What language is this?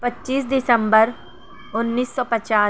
Urdu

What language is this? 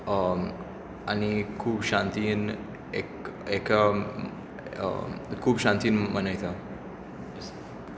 Konkani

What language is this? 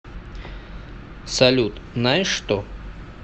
Russian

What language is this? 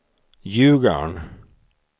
Swedish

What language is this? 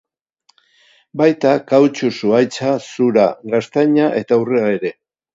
Basque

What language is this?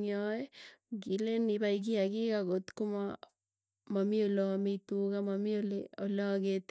Tugen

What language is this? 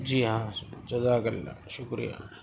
Urdu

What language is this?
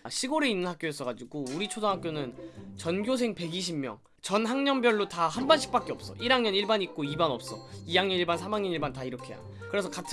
Korean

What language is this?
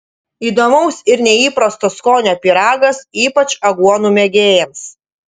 Lithuanian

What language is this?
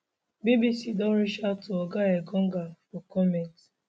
Nigerian Pidgin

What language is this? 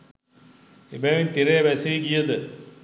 Sinhala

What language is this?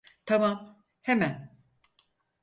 Turkish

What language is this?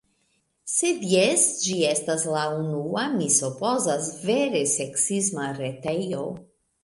Esperanto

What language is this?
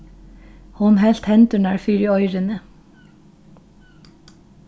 Faroese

